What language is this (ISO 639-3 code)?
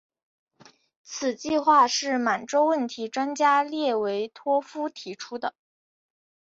zho